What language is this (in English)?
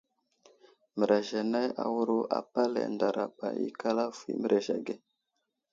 Wuzlam